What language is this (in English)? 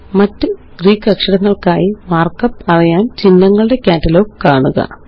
Malayalam